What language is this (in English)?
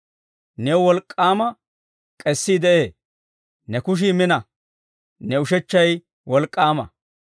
Dawro